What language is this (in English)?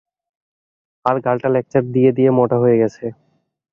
Bangla